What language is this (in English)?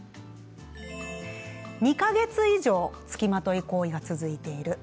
Japanese